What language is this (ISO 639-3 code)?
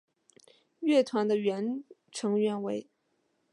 zho